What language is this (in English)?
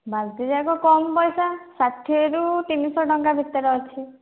Odia